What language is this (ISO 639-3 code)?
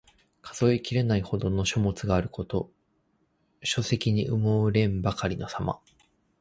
jpn